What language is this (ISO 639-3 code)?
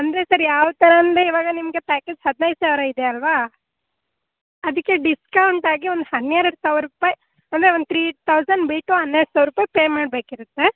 kan